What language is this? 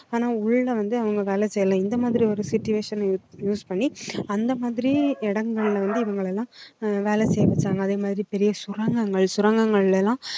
Tamil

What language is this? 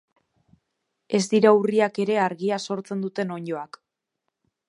Basque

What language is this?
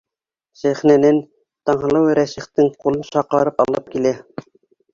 Bashkir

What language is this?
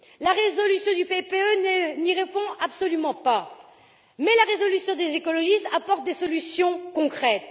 French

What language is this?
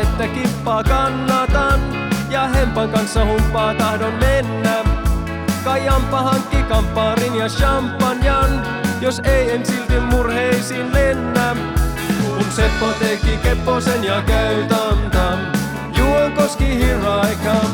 Finnish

